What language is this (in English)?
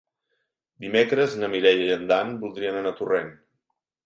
Catalan